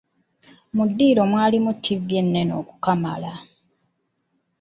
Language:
Ganda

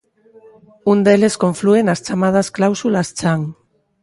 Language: Galician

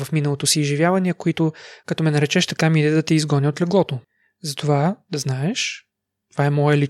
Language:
Bulgarian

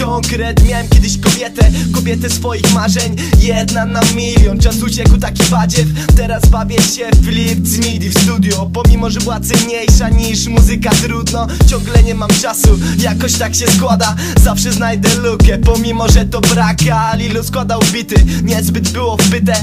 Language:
Polish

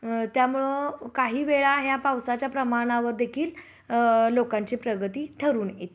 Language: Marathi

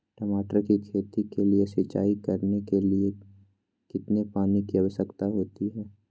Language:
Magahi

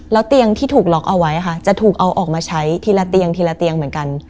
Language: Thai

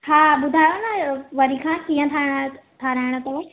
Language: Sindhi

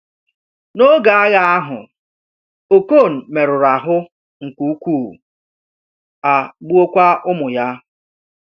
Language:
Igbo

